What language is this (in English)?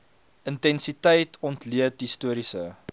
Afrikaans